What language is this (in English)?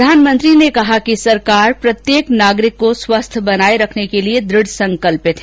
Hindi